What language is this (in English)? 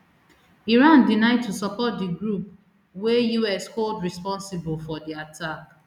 Nigerian Pidgin